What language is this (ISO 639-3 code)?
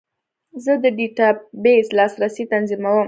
pus